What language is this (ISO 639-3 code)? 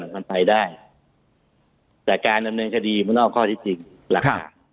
tha